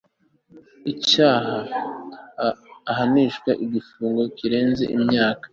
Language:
Kinyarwanda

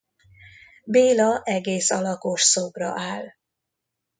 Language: Hungarian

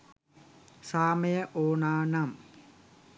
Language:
Sinhala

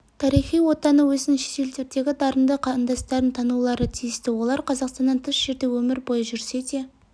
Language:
Kazakh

